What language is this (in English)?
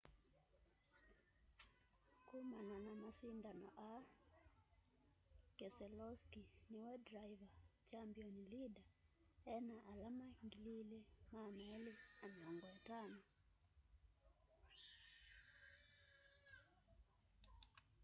Kamba